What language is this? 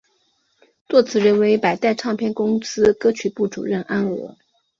Chinese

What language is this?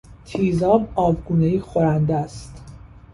Persian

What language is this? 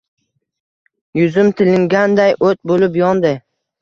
Uzbek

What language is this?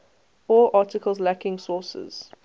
English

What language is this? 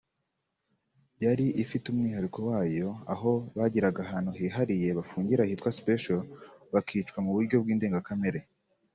Kinyarwanda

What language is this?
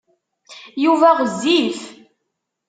Kabyle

